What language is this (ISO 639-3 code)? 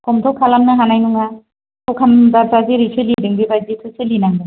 brx